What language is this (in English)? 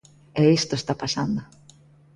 Galician